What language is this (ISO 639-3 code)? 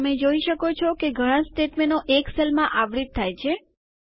guj